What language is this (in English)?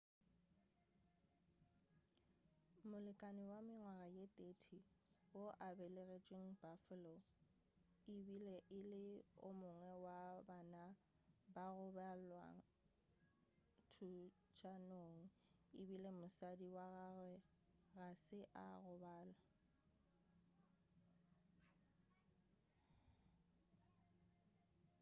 Northern Sotho